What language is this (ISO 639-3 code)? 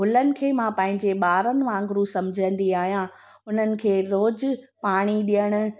snd